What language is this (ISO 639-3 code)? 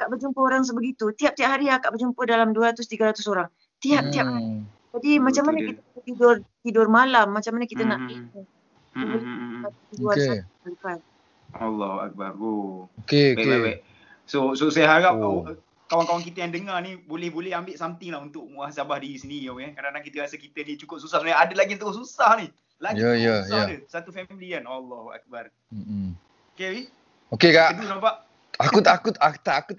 msa